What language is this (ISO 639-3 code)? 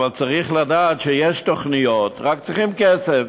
heb